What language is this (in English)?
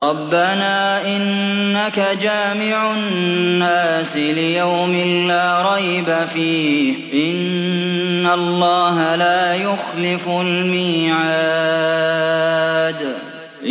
Arabic